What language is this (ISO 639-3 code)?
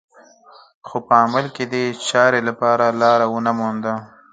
pus